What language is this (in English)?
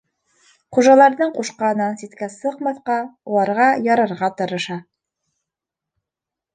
Bashkir